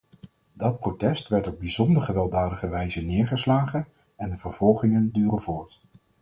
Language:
Dutch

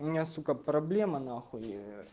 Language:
Russian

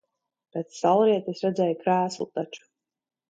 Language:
Latvian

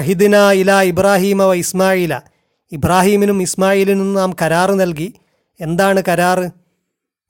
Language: Malayalam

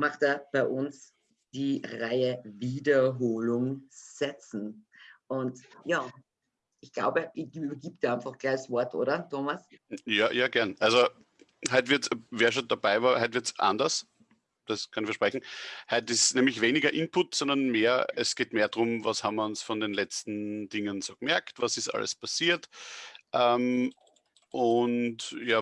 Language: German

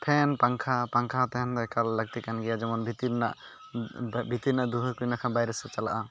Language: Santali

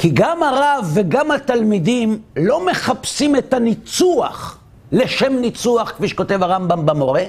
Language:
Hebrew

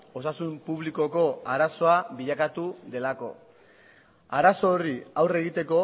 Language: Basque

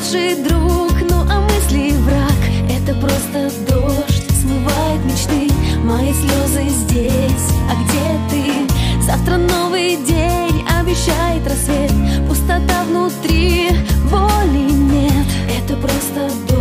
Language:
Russian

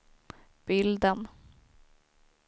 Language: Swedish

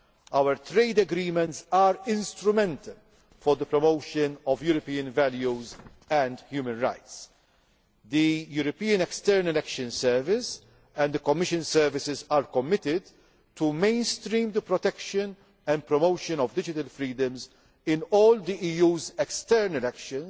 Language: English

